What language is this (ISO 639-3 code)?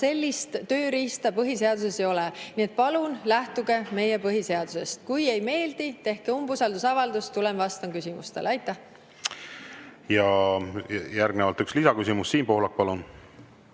est